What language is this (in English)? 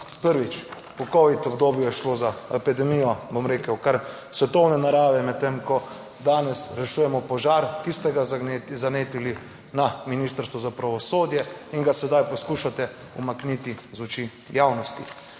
Slovenian